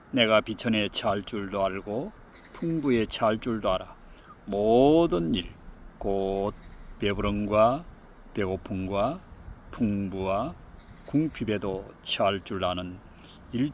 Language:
Korean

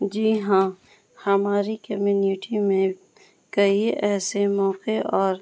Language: Urdu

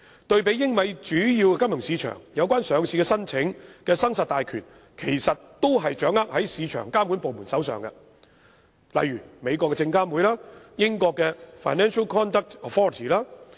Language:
Cantonese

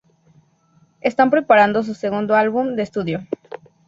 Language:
Spanish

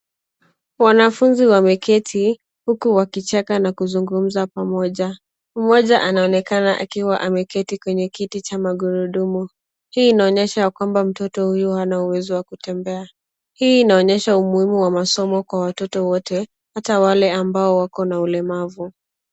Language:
Swahili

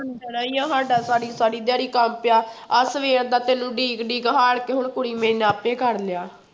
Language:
Punjabi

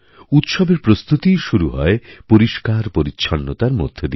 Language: Bangla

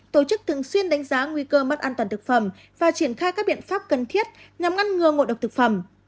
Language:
Vietnamese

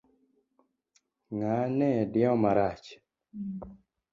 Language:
Luo (Kenya and Tanzania)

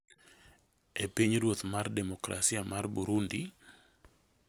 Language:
Luo (Kenya and Tanzania)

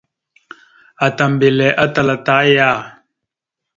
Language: Mada (Cameroon)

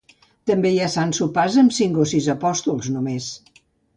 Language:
Catalan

